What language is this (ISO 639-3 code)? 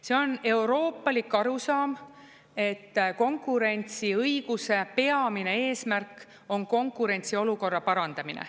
est